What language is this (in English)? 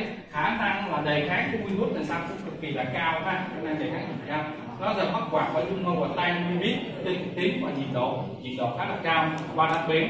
Vietnamese